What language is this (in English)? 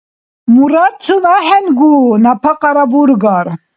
Dargwa